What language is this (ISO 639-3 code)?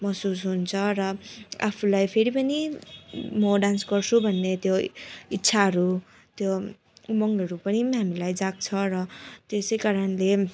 nep